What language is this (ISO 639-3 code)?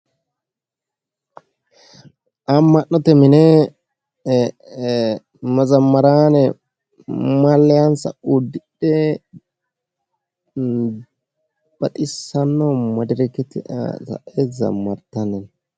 sid